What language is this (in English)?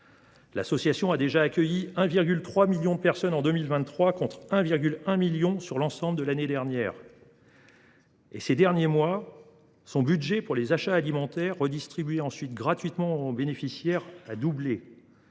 French